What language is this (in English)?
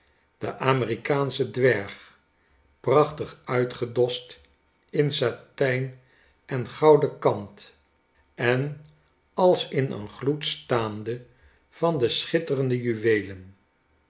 Dutch